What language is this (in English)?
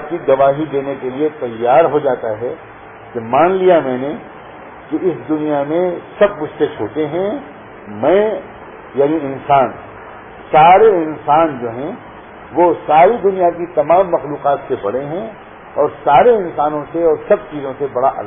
Urdu